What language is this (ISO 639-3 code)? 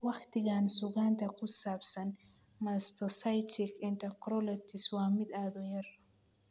som